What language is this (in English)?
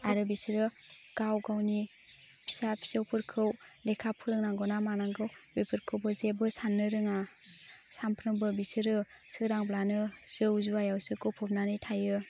Bodo